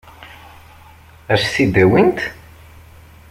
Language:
Kabyle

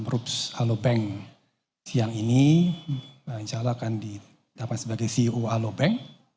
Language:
Indonesian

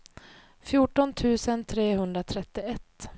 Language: Swedish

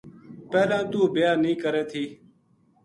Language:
Gujari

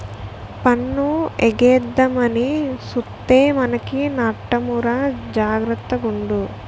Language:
Telugu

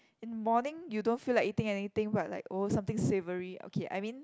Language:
English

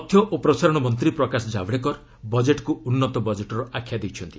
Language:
Odia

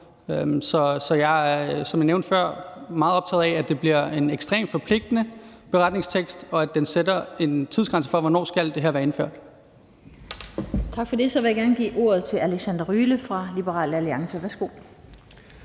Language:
Danish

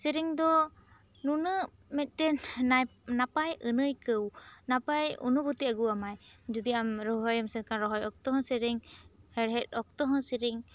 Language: Santali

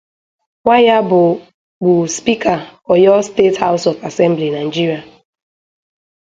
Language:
Igbo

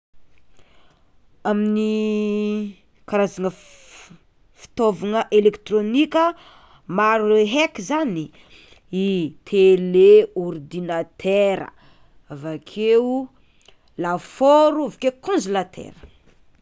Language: Tsimihety Malagasy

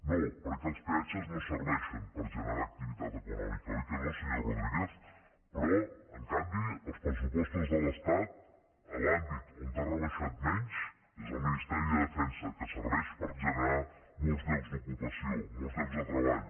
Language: Catalan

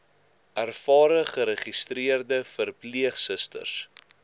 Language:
Afrikaans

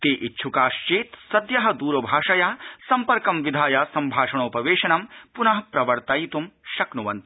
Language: Sanskrit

